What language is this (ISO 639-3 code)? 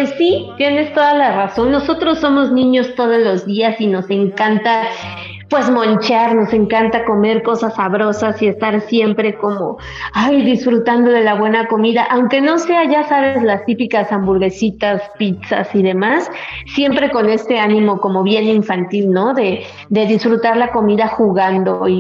spa